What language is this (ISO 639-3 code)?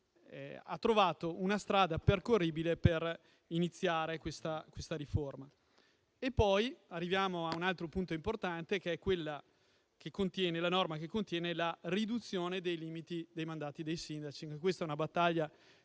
ita